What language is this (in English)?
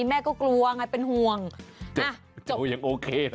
Thai